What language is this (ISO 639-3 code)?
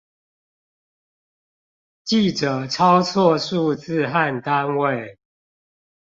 zho